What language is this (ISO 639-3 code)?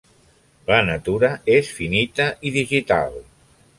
cat